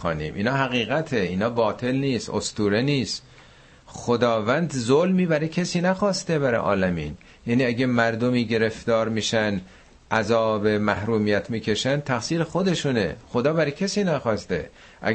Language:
Persian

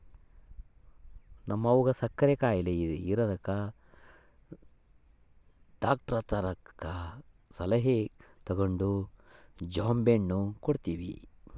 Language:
Kannada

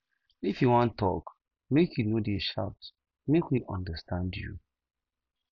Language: Nigerian Pidgin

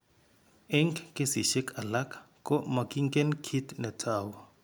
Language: Kalenjin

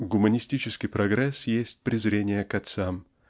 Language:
Russian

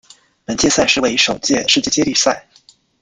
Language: Chinese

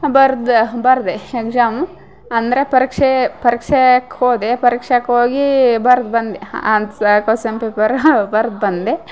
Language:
Kannada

